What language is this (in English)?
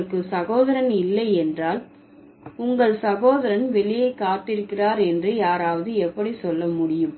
Tamil